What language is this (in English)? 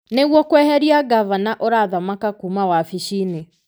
Kikuyu